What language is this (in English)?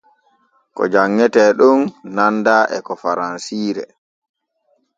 Borgu Fulfulde